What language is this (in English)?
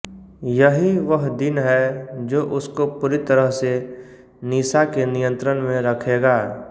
Hindi